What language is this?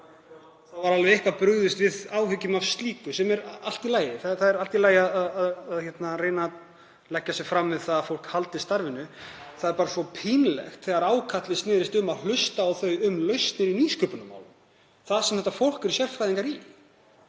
Icelandic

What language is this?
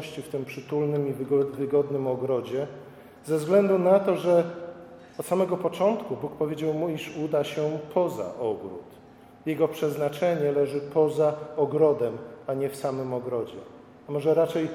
Polish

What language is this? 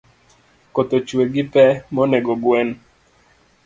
Luo (Kenya and Tanzania)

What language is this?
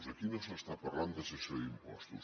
Catalan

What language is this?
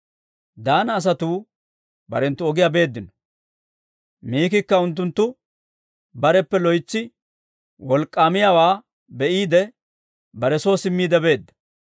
Dawro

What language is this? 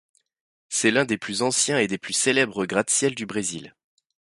French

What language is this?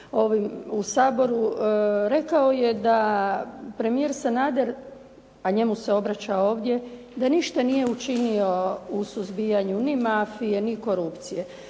Croatian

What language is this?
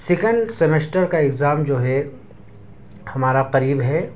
Urdu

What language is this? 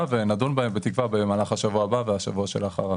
Hebrew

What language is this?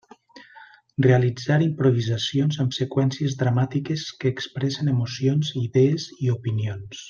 Catalan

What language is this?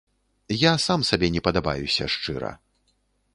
Belarusian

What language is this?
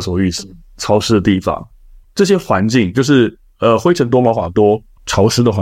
Chinese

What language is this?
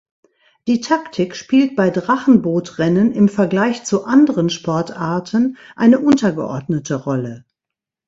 German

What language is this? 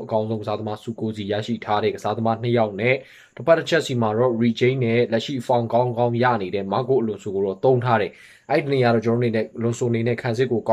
Hindi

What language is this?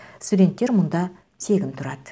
Kazakh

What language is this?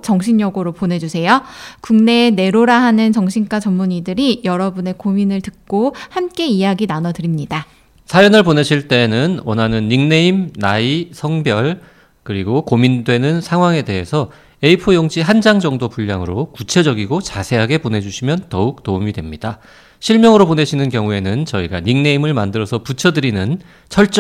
Korean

